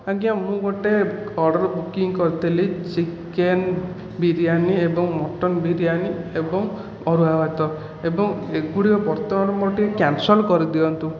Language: Odia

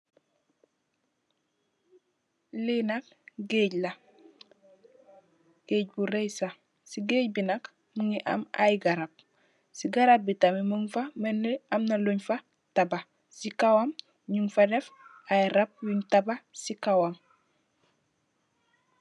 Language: Wolof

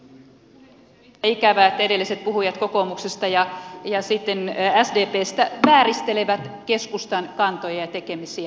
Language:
Finnish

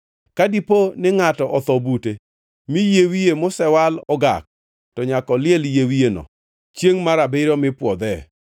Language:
Luo (Kenya and Tanzania)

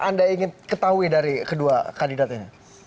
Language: Indonesian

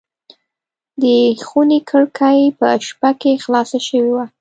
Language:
Pashto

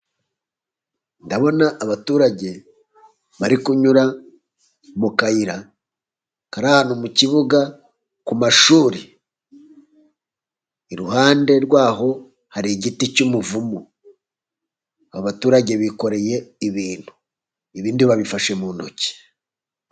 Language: Kinyarwanda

